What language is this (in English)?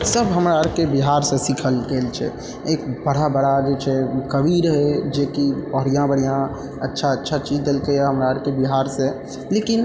Maithili